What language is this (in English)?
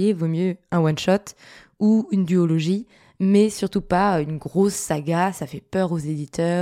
French